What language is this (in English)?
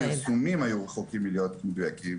Hebrew